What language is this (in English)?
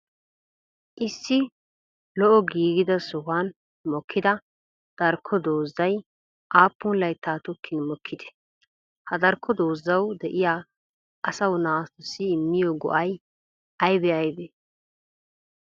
Wolaytta